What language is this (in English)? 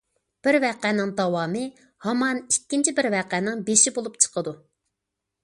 Uyghur